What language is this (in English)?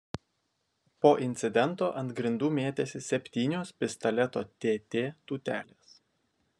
Lithuanian